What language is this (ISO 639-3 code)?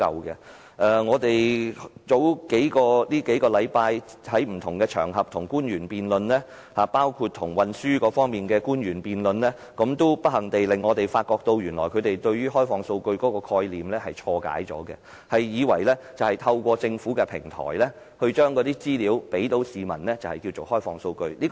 yue